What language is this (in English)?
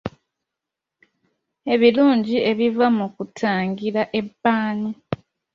Ganda